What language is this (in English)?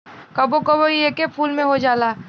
Bhojpuri